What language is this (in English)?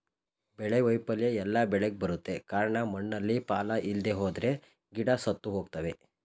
Kannada